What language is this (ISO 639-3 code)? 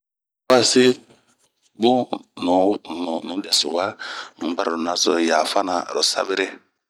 bmq